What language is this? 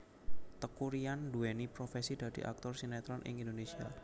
Javanese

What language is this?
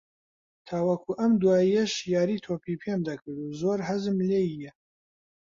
Central Kurdish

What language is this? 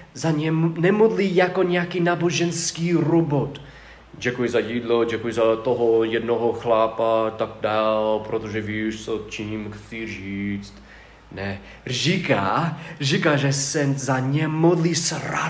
Czech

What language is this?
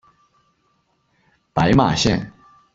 Chinese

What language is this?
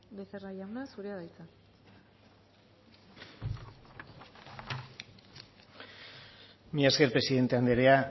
Basque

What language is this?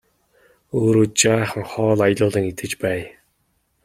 Mongolian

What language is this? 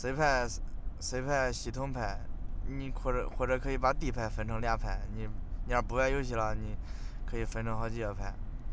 Chinese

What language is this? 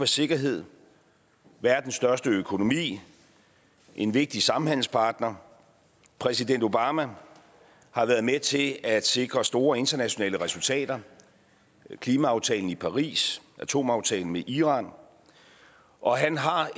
Danish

